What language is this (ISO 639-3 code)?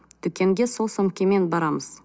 kaz